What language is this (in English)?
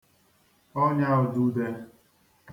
Igbo